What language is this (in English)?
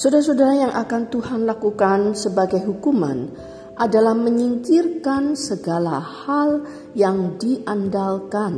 Indonesian